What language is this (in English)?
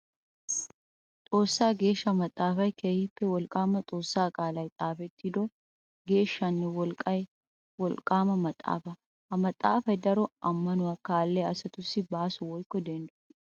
Wolaytta